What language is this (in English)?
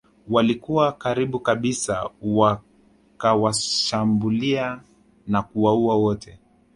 Swahili